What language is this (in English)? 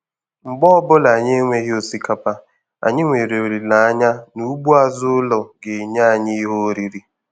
Igbo